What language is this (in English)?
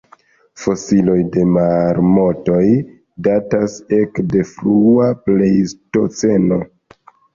Esperanto